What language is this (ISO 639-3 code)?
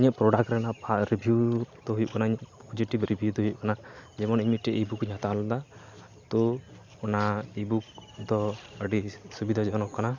sat